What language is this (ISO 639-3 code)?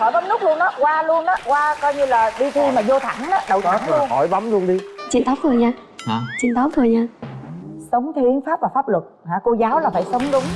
vie